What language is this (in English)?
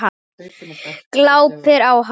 Icelandic